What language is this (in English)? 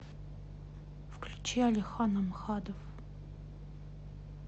Russian